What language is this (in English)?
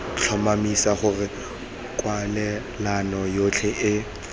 Tswana